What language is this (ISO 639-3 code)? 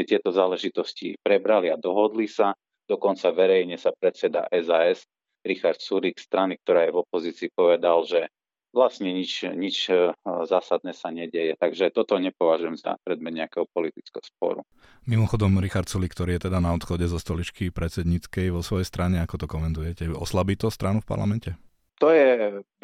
slk